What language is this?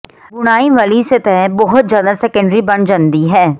Punjabi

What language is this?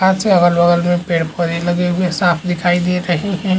Chhattisgarhi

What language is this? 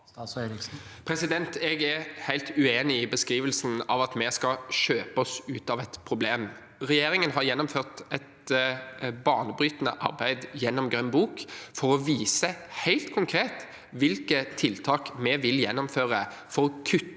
Norwegian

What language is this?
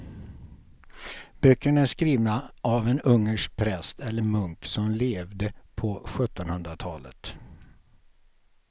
Swedish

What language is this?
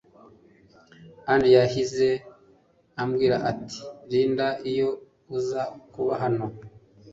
Kinyarwanda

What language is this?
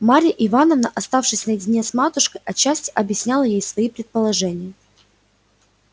Russian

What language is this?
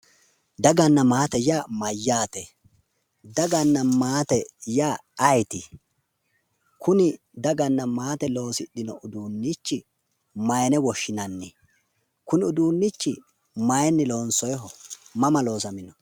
Sidamo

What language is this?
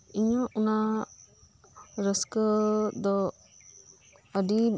Santali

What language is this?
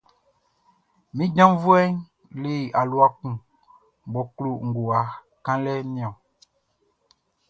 Baoulé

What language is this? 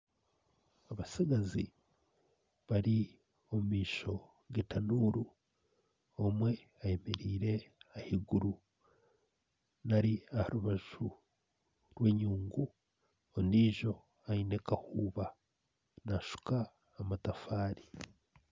Nyankole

